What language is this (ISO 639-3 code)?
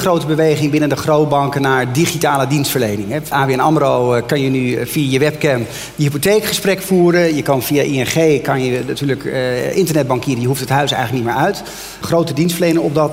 nld